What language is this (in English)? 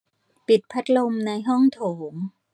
Thai